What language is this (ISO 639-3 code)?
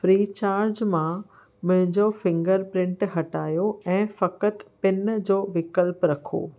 snd